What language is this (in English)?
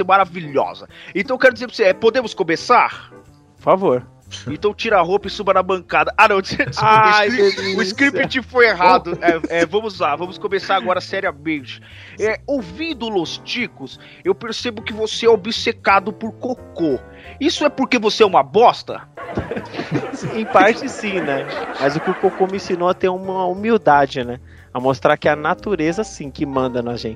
Portuguese